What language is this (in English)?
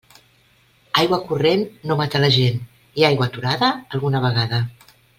Catalan